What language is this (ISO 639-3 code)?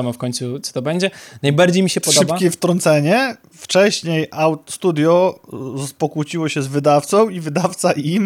pol